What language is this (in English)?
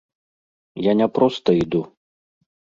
Belarusian